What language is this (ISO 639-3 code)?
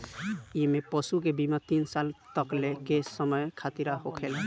bho